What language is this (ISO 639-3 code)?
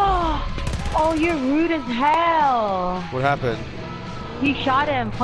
eng